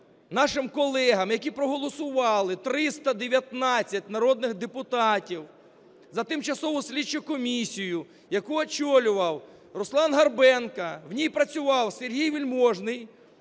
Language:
Ukrainian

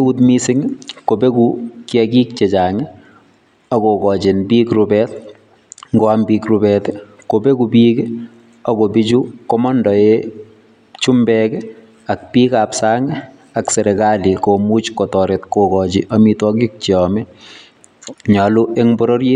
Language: Kalenjin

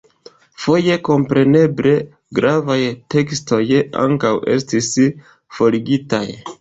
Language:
Esperanto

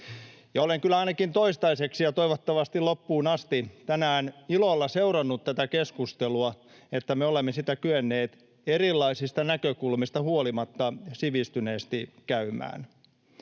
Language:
Finnish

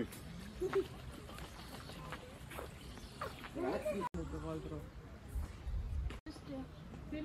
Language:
Dutch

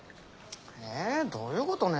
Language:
Japanese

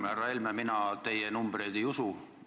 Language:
Estonian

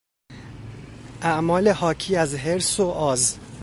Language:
Persian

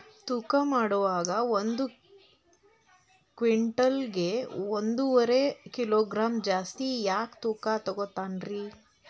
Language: Kannada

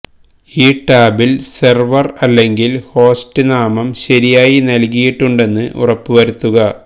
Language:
Malayalam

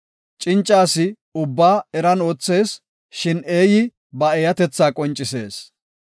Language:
Gofa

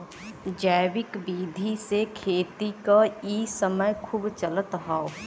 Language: Bhojpuri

